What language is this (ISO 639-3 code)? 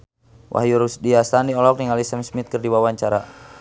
sun